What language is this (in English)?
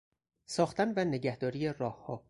Persian